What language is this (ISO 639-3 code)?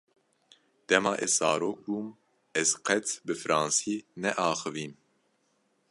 kur